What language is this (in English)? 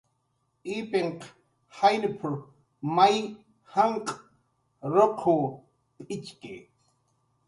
Jaqaru